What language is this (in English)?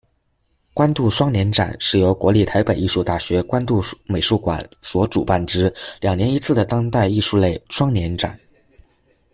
Chinese